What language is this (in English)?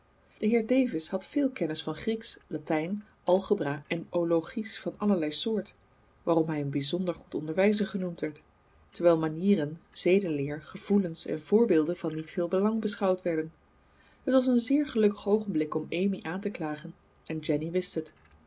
Dutch